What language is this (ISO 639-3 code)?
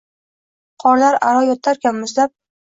uzb